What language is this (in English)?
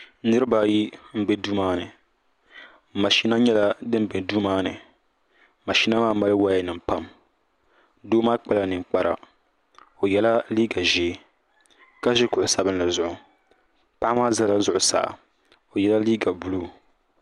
Dagbani